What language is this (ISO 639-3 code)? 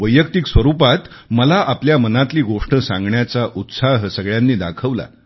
mar